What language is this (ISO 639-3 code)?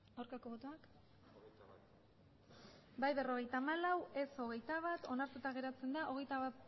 eus